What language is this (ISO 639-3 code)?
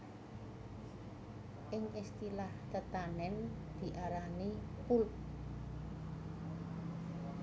jav